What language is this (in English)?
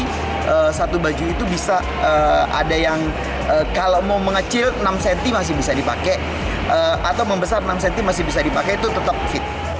Indonesian